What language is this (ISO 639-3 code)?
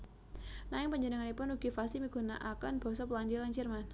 jav